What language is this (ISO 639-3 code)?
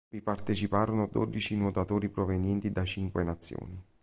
ita